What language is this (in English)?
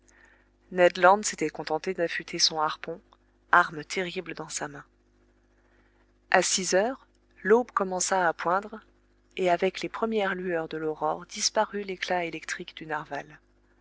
French